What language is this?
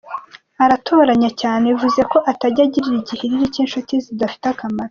Kinyarwanda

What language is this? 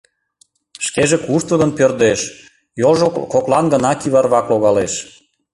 Mari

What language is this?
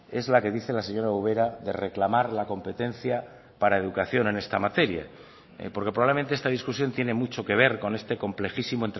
Spanish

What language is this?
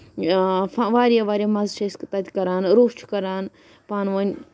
Kashmiri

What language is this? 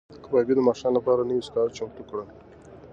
Pashto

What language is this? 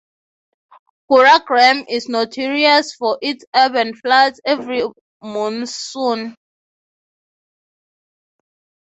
English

